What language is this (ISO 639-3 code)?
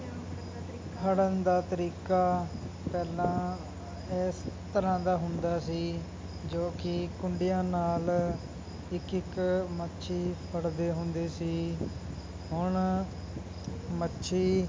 pan